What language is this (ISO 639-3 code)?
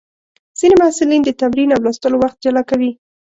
pus